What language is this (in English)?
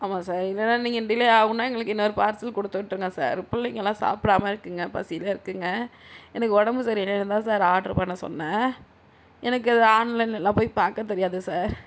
Tamil